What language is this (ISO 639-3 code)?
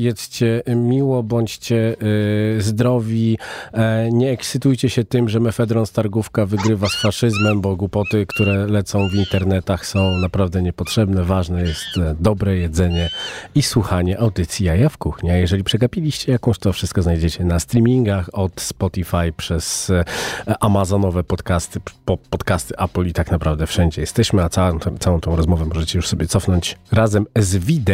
pol